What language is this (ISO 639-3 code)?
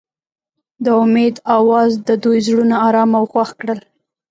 pus